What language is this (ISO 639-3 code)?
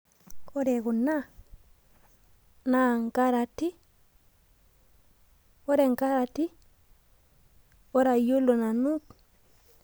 mas